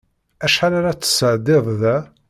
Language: Kabyle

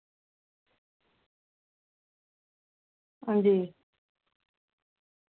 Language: Dogri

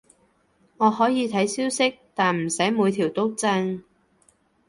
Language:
Cantonese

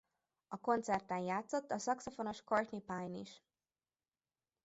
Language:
Hungarian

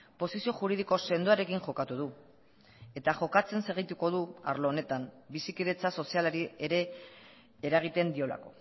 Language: Basque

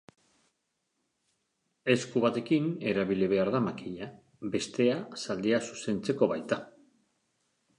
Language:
Basque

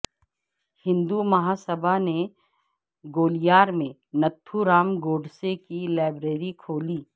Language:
Urdu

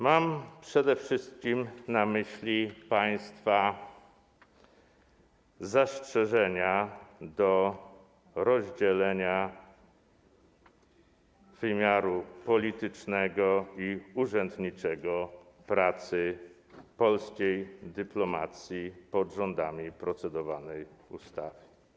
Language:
Polish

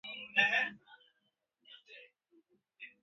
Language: Swahili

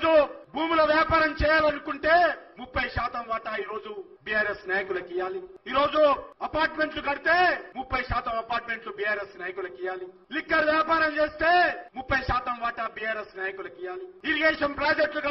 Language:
Romanian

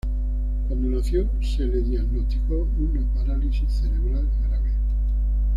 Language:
Spanish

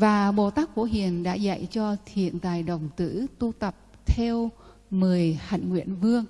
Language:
Vietnamese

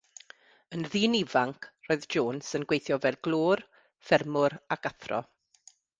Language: Welsh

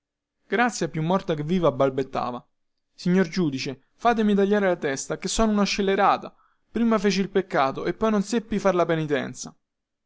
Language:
Italian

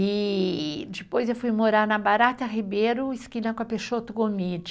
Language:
Portuguese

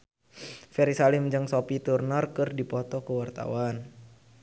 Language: Sundanese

